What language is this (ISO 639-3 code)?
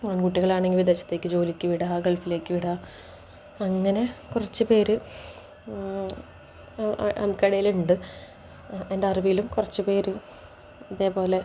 mal